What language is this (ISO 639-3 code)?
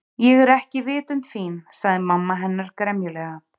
isl